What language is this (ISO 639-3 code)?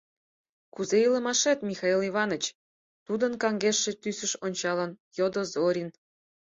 chm